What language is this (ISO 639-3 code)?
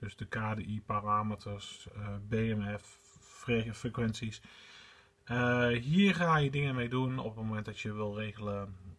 nld